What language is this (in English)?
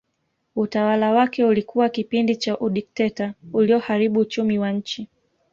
Swahili